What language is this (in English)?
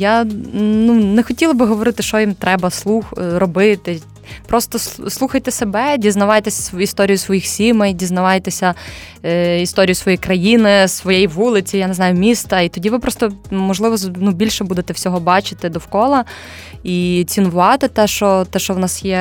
Ukrainian